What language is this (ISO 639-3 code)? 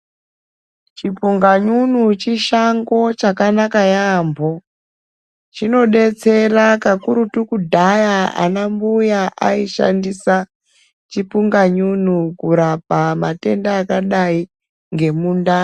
ndc